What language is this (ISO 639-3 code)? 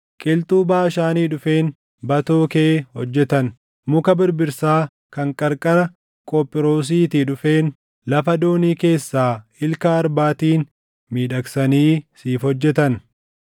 orm